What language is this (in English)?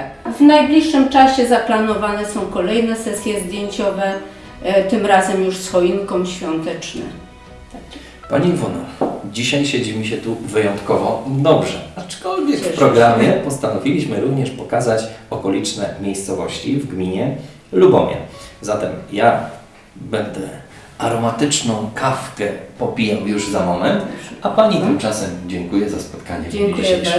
Polish